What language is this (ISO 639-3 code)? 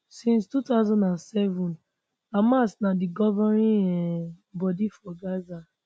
pcm